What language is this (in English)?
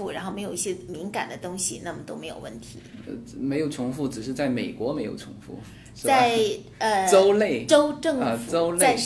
Chinese